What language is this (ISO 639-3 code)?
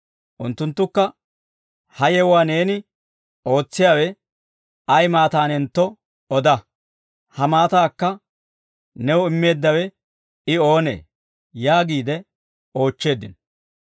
dwr